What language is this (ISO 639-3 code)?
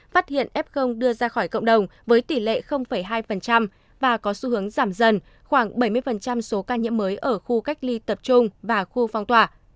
vie